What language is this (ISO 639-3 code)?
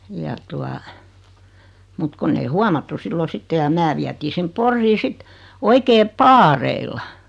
fin